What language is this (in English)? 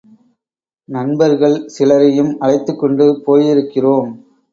Tamil